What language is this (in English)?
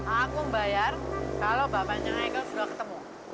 Indonesian